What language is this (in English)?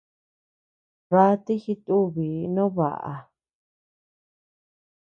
Tepeuxila Cuicatec